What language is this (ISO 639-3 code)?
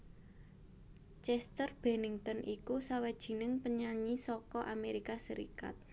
jav